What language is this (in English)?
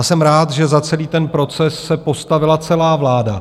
Czech